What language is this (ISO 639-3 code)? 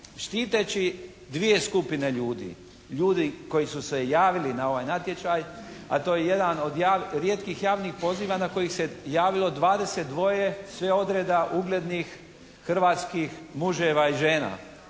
hrv